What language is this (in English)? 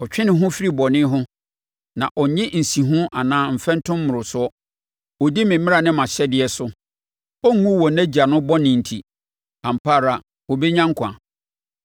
Akan